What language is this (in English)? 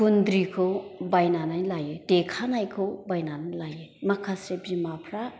Bodo